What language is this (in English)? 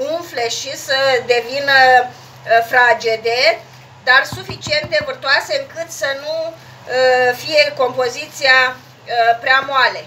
Romanian